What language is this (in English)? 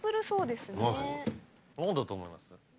Japanese